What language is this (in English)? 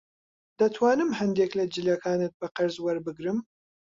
Central Kurdish